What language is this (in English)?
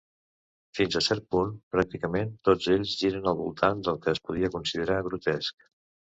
Catalan